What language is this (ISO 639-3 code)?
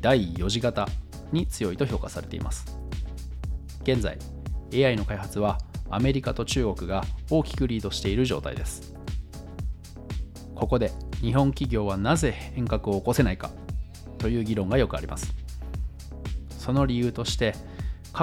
jpn